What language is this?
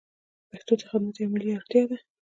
Pashto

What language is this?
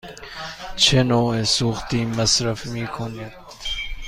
Persian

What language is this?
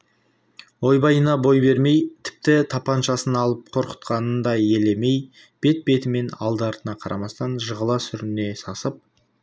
Kazakh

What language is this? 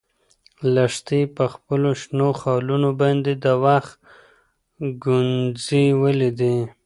Pashto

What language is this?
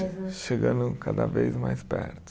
Portuguese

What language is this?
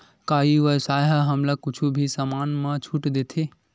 Chhattisgarhi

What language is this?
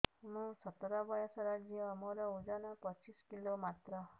Odia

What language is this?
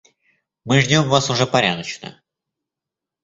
Russian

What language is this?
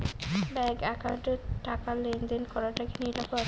Bangla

